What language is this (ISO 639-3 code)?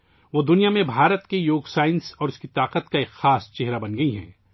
urd